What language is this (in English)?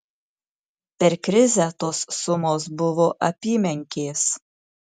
Lithuanian